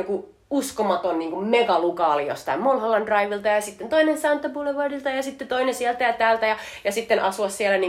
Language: Finnish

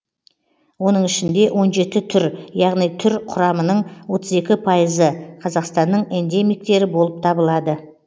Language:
Kazakh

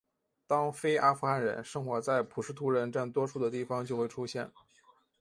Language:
Chinese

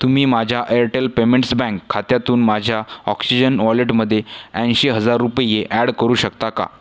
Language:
Marathi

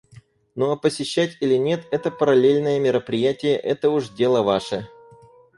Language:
Russian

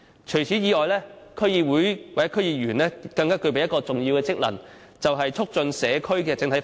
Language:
Cantonese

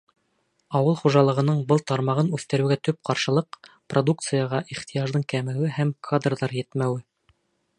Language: Bashkir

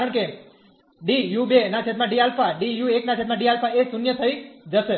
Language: Gujarati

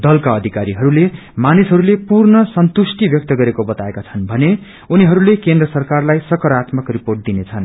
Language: Nepali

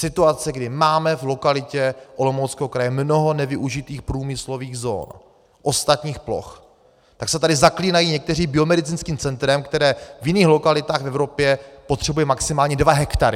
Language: Czech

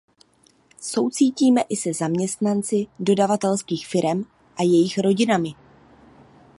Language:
Czech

